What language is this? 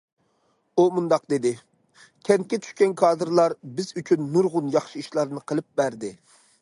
Uyghur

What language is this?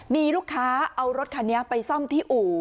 Thai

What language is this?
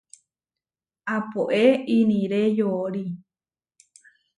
Huarijio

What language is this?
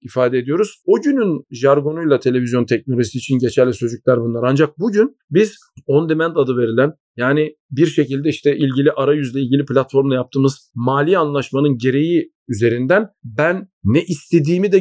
Turkish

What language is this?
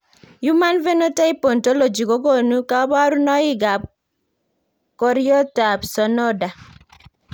Kalenjin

